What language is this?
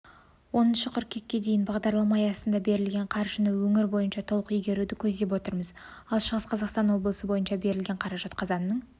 Kazakh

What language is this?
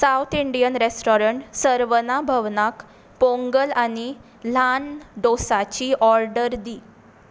Konkani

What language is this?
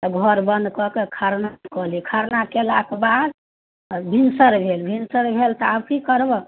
Maithili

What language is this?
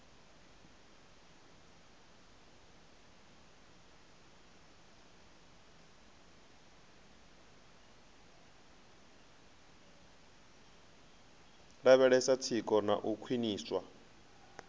Venda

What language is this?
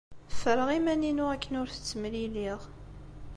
Kabyle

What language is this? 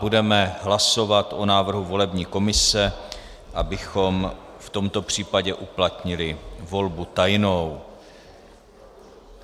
Czech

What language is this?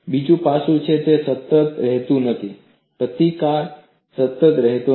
Gujarati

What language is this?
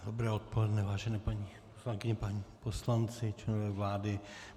Czech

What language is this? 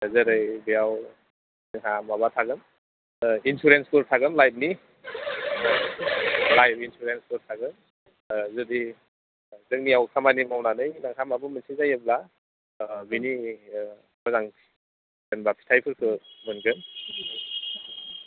Bodo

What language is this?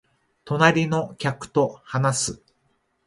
Japanese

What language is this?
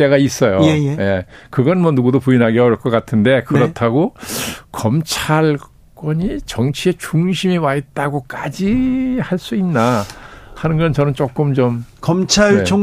Korean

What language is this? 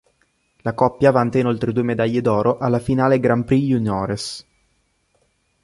Italian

